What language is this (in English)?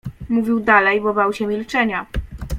Polish